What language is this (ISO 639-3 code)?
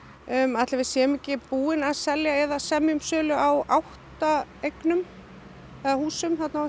isl